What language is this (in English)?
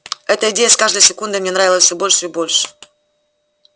Russian